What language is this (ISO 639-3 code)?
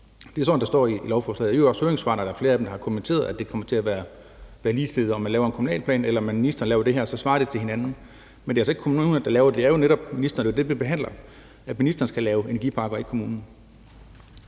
dan